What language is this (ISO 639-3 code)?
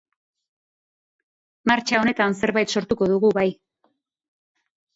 eus